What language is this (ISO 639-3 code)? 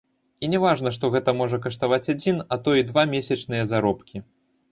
bel